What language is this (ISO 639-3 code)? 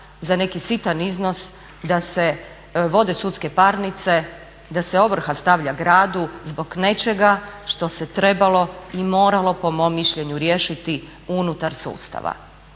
hrv